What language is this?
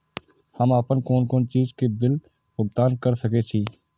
Maithili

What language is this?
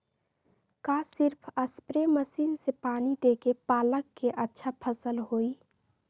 Magahi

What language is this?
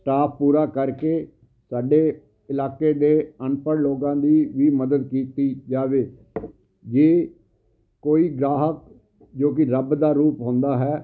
Punjabi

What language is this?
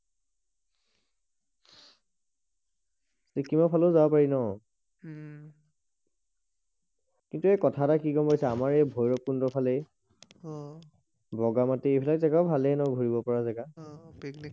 Assamese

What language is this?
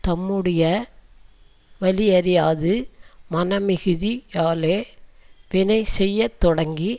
Tamil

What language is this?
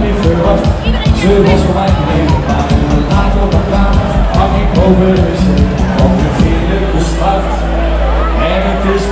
Dutch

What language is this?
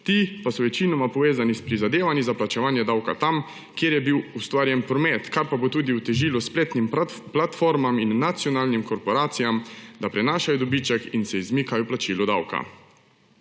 Slovenian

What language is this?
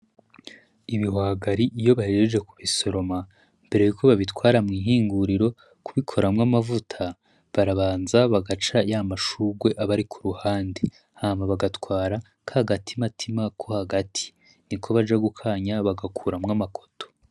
Rundi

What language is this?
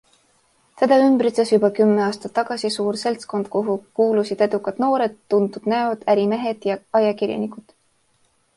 Estonian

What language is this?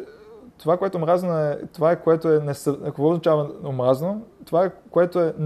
Bulgarian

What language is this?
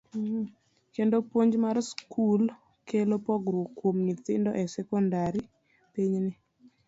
Luo (Kenya and Tanzania)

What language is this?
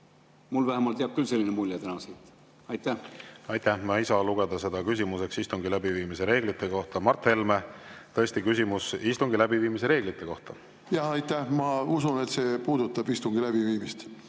Estonian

